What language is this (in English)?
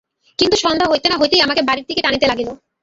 Bangla